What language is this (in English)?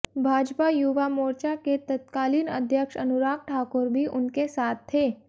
Hindi